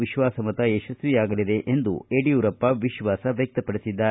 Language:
Kannada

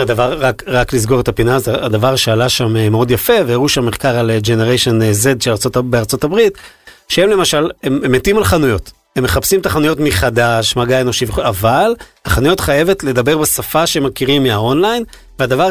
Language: Hebrew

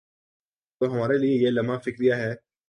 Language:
Urdu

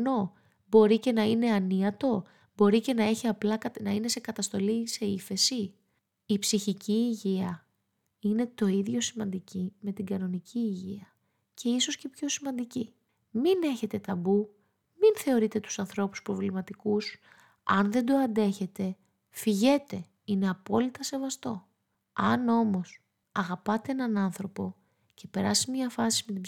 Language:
Greek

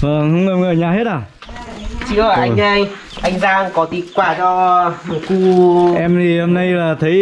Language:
Vietnamese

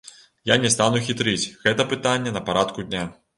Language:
Belarusian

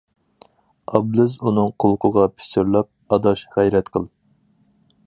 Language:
Uyghur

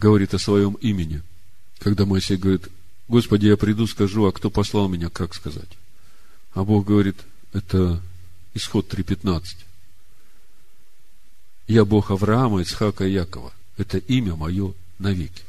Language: Russian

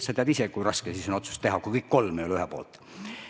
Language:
Estonian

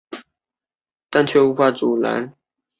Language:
Chinese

